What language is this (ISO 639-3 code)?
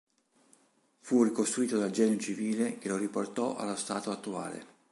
ita